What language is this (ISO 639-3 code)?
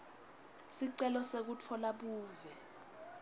ssw